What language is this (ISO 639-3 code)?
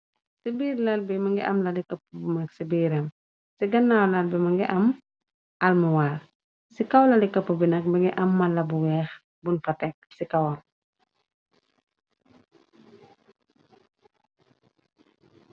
wol